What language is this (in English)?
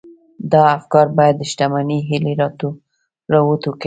Pashto